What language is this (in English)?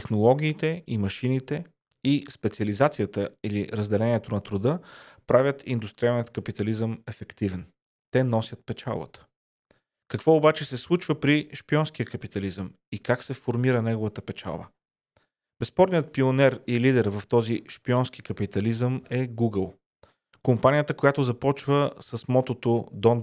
Bulgarian